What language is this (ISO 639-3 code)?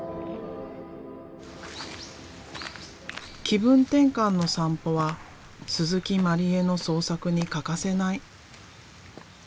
jpn